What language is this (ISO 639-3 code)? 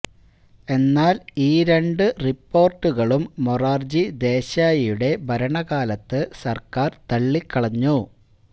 mal